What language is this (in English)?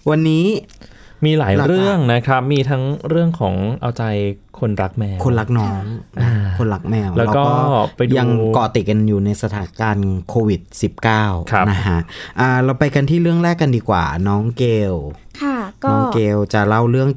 Thai